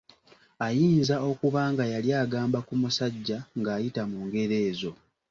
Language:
Ganda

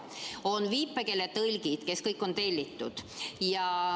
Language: Estonian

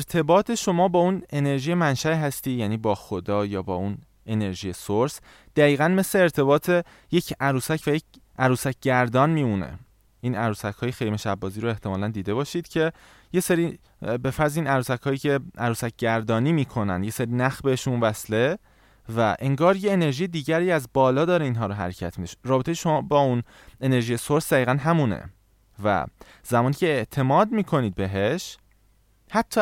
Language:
Persian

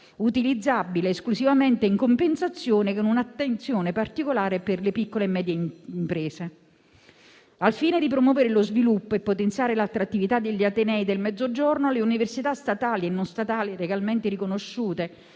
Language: Italian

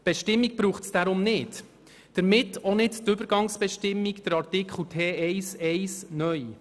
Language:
Swiss German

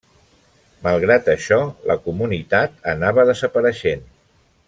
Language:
Catalan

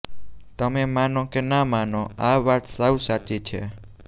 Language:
Gujarati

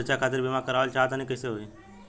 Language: Bhojpuri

